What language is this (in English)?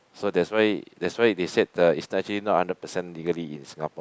English